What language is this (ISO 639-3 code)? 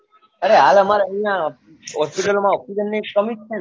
guj